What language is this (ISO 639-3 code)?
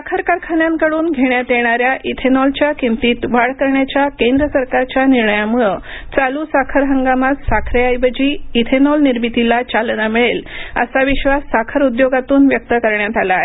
mar